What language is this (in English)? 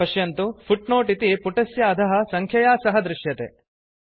Sanskrit